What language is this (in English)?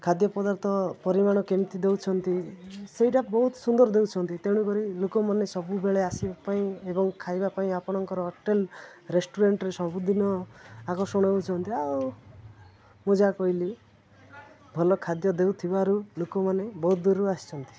Odia